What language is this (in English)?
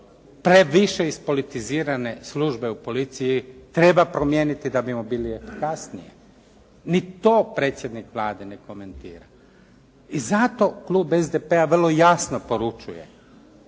Croatian